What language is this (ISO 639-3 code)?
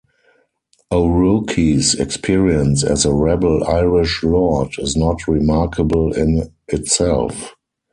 eng